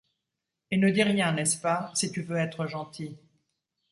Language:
French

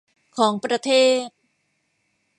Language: Thai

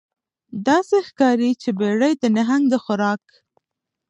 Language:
Pashto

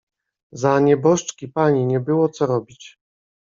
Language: Polish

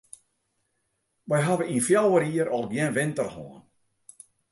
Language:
Western Frisian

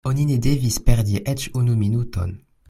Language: Esperanto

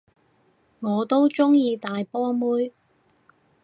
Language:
Cantonese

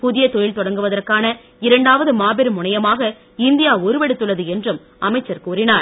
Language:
Tamil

